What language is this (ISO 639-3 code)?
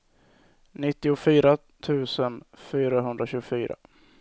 swe